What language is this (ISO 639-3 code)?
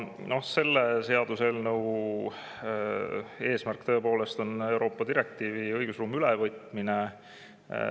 est